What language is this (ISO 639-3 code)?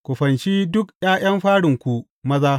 hau